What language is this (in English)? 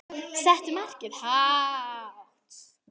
Icelandic